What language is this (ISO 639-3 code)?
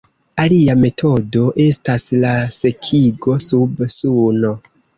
epo